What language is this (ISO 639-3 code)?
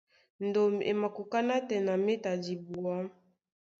dua